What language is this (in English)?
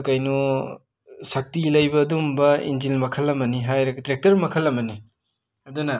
Manipuri